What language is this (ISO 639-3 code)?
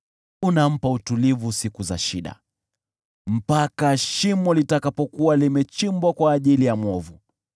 swa